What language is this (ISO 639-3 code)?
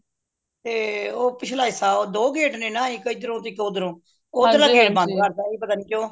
pan